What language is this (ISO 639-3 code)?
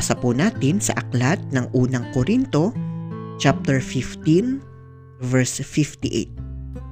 fil